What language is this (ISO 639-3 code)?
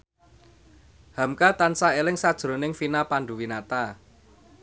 jav